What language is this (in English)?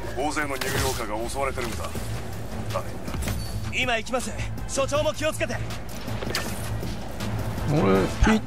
Japanese